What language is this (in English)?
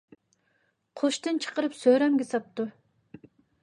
Uyghur